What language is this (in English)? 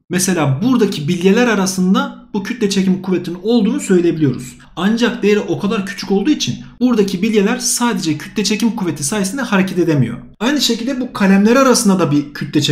Turkish